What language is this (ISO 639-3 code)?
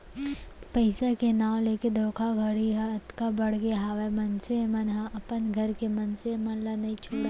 hne